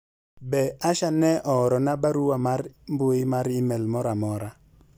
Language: Luo (Kenya and Tanzania)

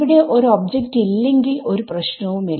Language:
Malayalam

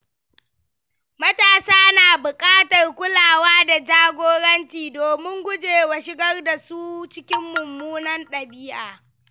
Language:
Hausa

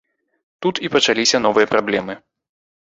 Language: Belarusian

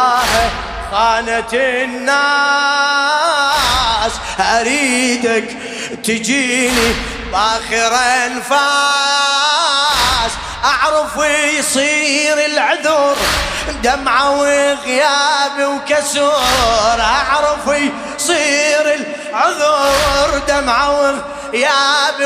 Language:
Arabic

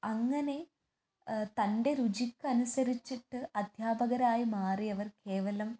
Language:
Malayalam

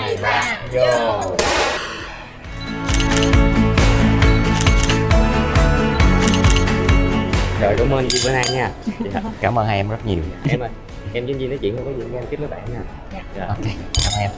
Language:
Vietnamese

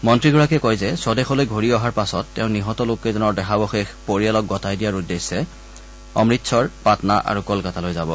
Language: Assamese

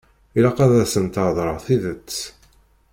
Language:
Kabyle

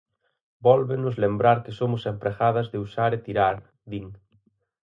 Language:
Galician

